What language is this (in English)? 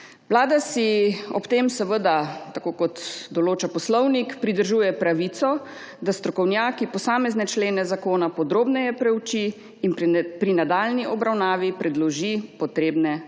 Slovenian